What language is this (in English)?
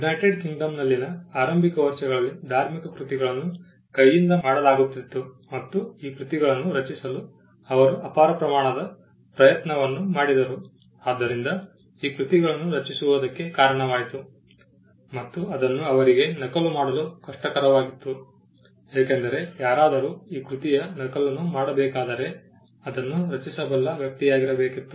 Kannada